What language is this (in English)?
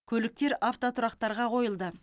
Kazakh